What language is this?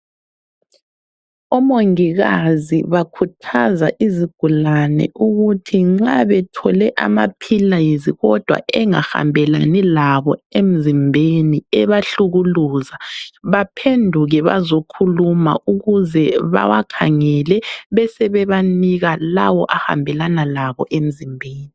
North Ndebele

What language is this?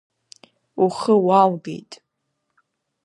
Abkhazian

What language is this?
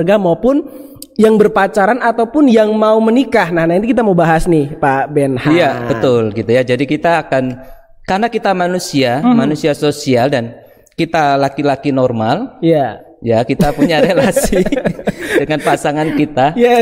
Indonesian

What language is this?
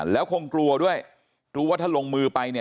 Thai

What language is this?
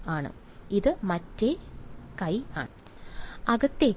Malayalam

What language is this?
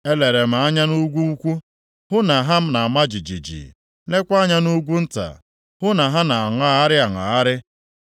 Igbo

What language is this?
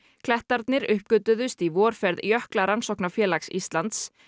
Icelandic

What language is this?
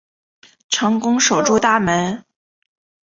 Chinese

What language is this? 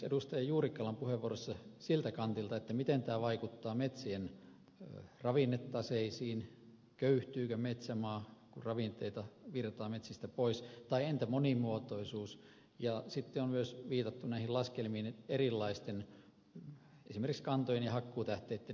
Finnish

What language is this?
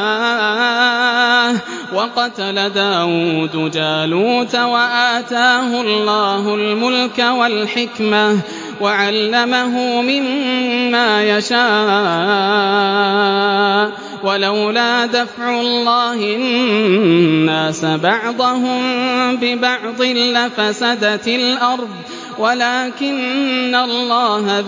Arabic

